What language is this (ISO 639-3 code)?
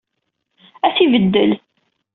kab